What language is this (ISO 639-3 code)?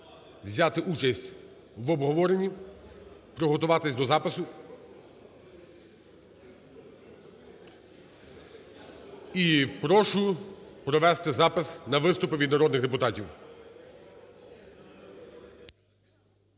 ukr